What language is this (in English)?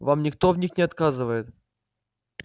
Russian